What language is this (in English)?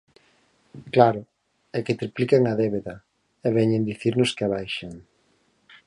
Galician